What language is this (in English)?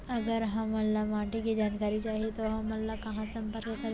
Chhattisgarhi